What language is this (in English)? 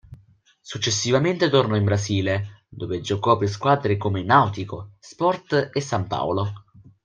Italian